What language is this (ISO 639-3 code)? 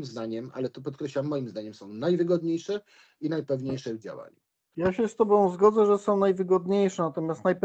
pol